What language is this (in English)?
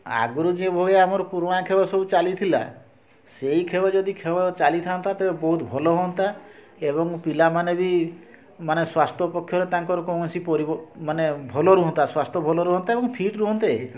Odia